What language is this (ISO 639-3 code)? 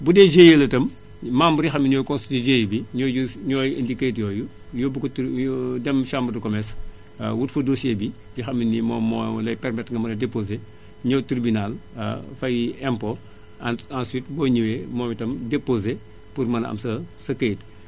wol